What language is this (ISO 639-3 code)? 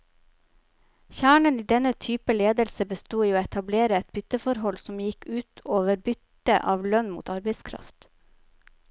nor